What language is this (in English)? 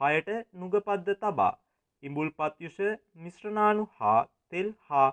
Turkish